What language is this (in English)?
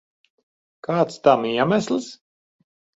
Latvian